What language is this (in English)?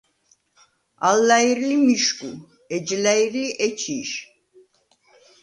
Svan